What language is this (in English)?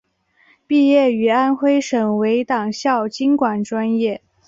Chinese